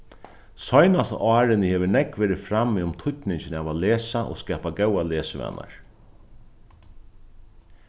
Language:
Faroese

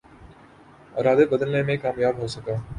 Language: Urdu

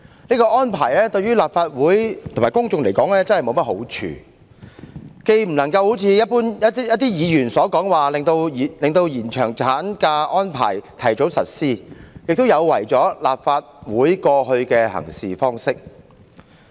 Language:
Cantonese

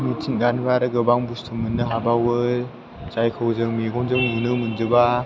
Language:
Bodo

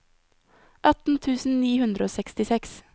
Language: Norwegian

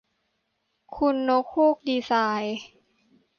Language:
Thai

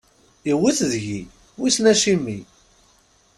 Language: Kabyle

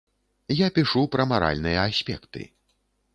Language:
Belarusian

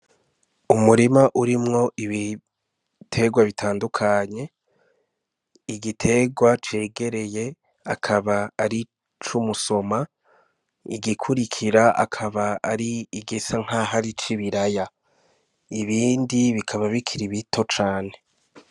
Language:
Rundi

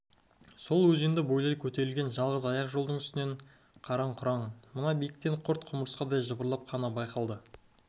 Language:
Kazakh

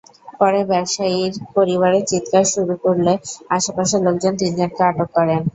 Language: Bangla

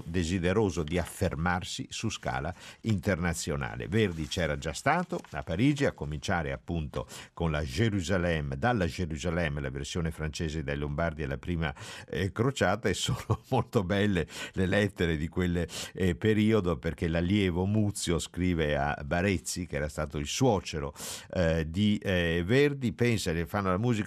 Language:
Italian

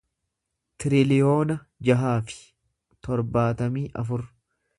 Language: Oromo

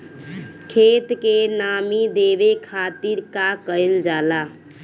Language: Bhojpuri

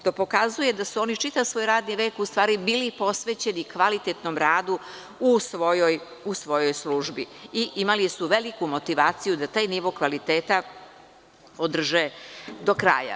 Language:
Serbian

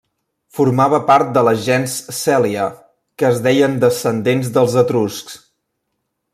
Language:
Catalan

